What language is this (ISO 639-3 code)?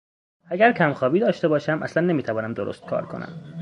fas